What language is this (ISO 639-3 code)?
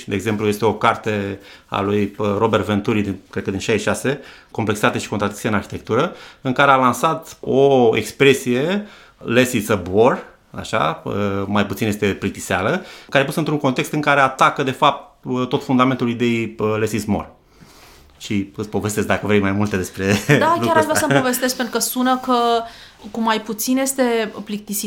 ron